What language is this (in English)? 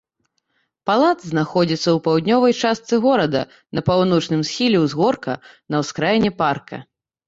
Belarusian